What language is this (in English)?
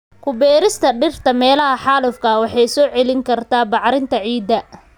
Somali